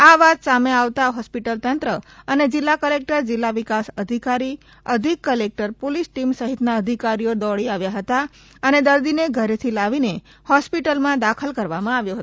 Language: Gujarati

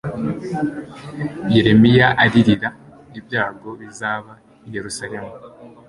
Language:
Kinyarwanda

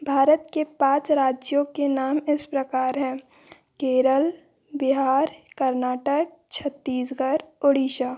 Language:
Hindi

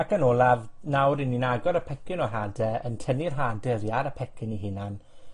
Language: Welsh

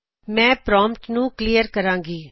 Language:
Punjabi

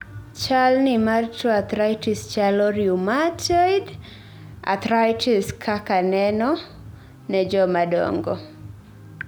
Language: Luo (Kenya and Tanzania)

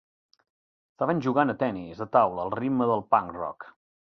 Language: Catalan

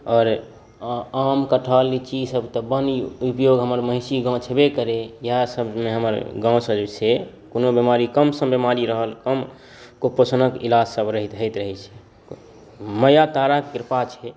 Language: Maithili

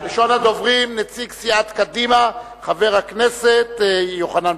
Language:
Hebrew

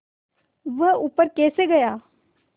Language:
Hindi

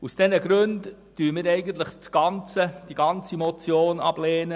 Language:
Swiss German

